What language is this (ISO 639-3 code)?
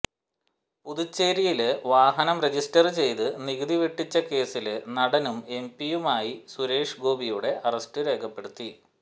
mal